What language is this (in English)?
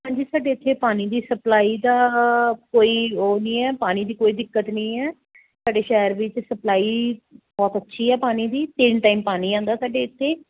Punjabi